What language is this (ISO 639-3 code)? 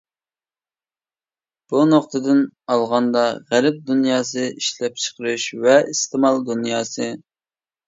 uig